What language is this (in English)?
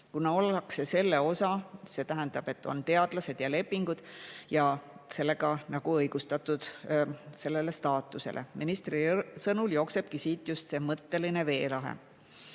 Estonian